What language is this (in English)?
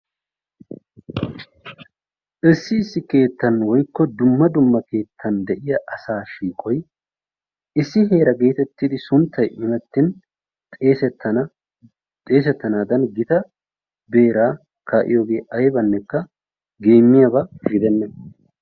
Wolaytta